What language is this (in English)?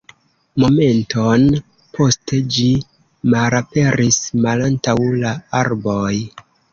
Esperanto